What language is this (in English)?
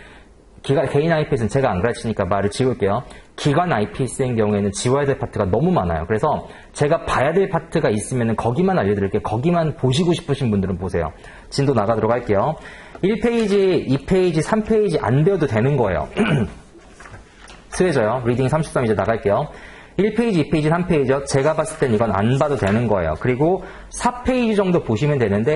Korean